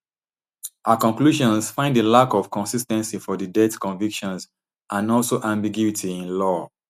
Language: Nigerian Pidgin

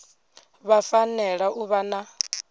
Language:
Venda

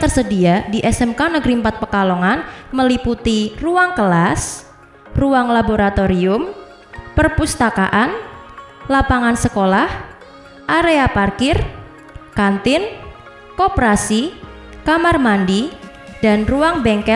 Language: Indonesian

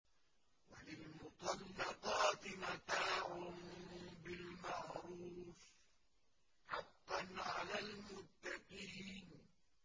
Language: Arabic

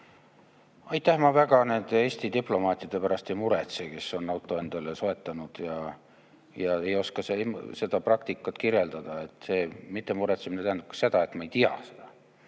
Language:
Estonian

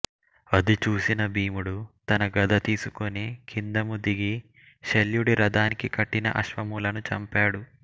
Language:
Telugu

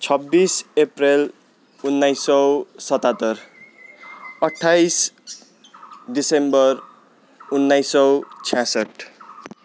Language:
Nepali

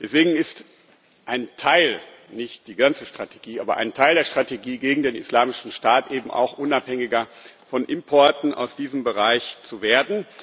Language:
German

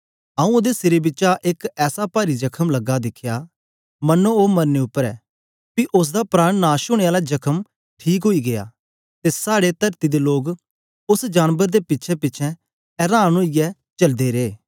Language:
Dogri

